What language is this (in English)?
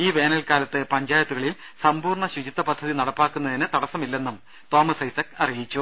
Malayalam